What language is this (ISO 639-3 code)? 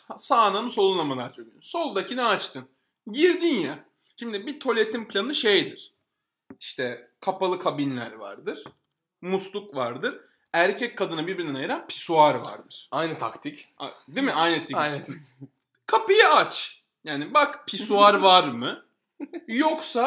tur